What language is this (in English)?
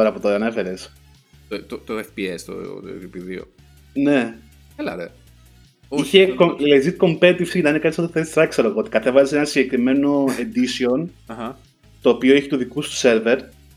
Greek